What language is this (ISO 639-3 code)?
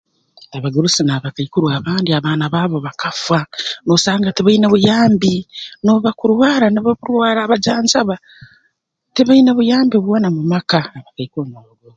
ttj